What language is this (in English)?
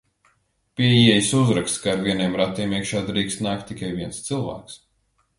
Latvian